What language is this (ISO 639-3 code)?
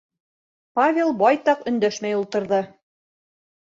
bak